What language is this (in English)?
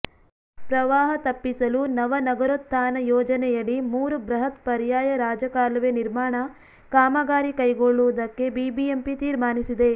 Kannada